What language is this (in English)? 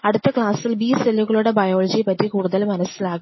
Malayalam